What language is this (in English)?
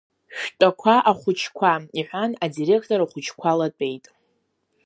Abkhazian